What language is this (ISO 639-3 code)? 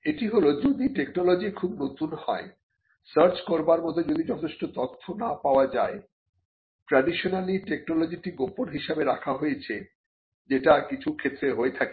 ben